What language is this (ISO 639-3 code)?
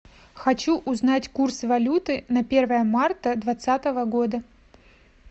rus